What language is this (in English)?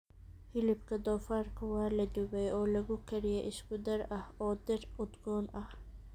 Somali